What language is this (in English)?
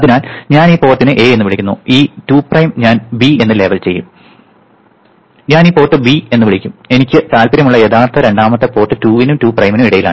Malayalam